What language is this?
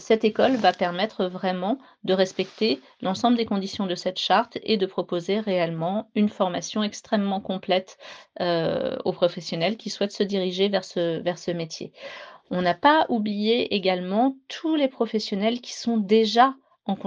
French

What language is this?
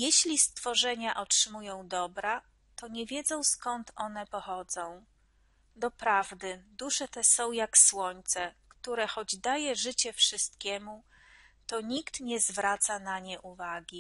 Polish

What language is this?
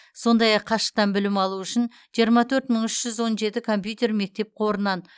Kazakh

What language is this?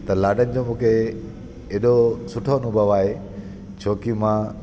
Sindhi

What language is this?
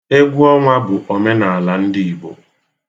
Igbo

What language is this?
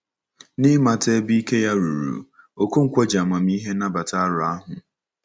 Igbo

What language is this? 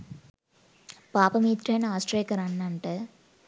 Sinhala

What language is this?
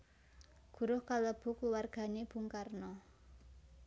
Javanese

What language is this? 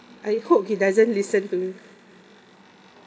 English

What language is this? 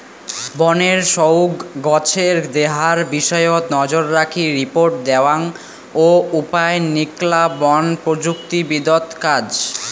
Bangla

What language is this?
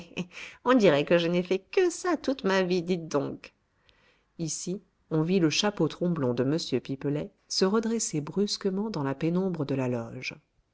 French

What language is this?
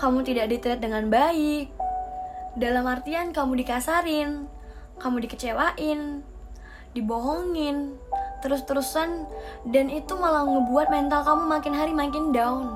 Indonesian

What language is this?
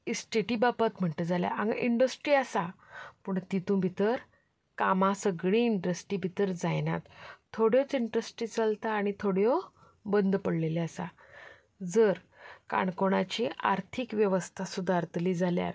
Konkani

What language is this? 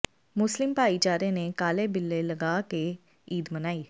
Punjabi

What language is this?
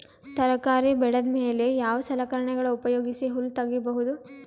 Kannada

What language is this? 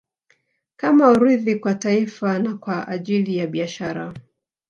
Swahili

